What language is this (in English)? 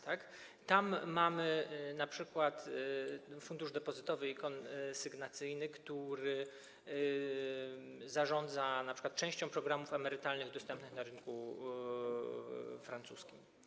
Polish